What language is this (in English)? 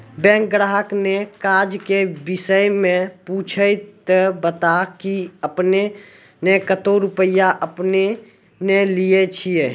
Maithili